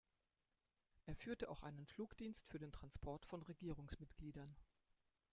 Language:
German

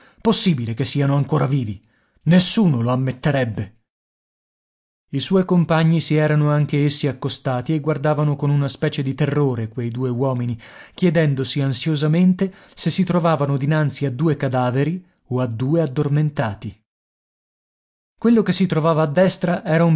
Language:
Italian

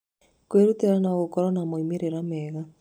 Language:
Kikuyu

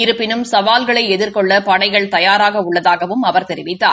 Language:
Tamil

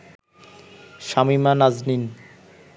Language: Bangla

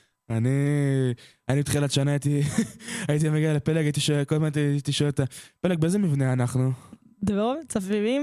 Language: Hebrew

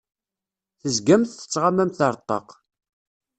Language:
Kabyle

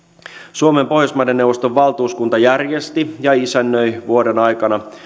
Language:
Finnish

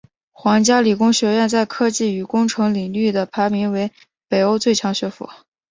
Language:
Chinese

